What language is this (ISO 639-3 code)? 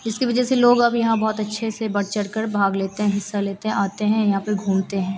hin